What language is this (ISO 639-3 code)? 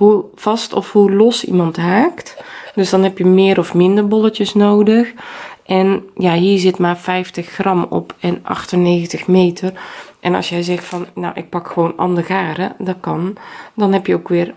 nld